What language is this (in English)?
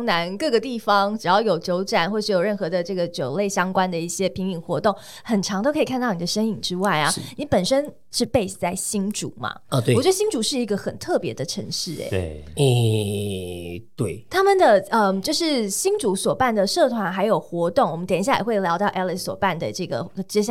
Chinese